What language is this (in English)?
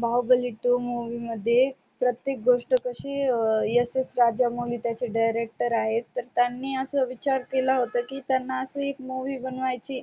Marathi